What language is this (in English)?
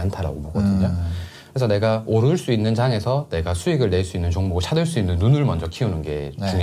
Korean